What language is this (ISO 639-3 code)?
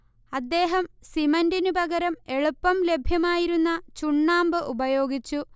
mal